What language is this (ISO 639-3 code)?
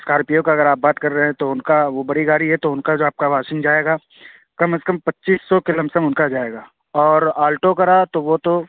urd